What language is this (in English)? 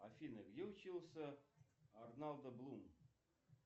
Russian